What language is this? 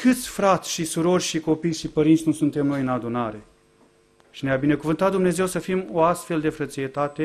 Romanian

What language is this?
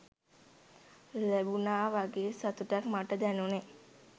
Sinhala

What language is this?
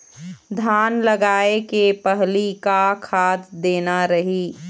Chhattisgarhi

